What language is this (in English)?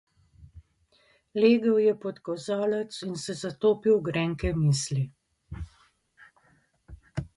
Slovenian